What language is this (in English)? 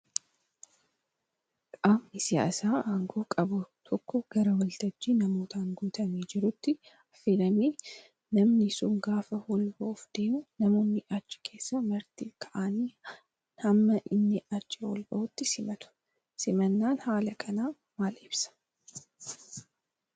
Oromo